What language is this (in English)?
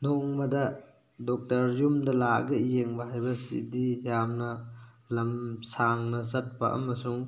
Manipuri